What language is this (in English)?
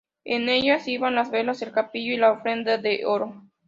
Spanish